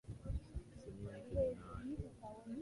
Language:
Swahili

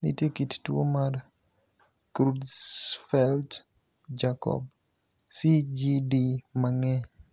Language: Luo (Kenya and Tanzania)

